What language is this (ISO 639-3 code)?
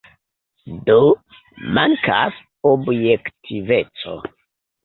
epo